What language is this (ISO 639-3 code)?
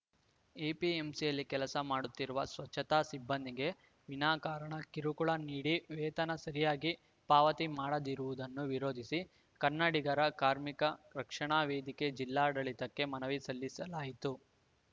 kan